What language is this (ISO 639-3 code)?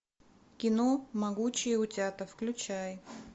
rus